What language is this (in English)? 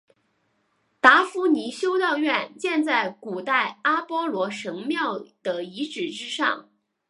Chinese